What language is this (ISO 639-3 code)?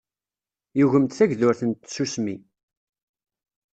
kab